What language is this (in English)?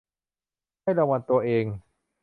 Thai